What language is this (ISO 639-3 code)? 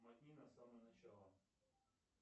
rus